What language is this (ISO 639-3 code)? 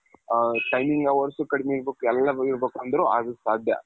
kan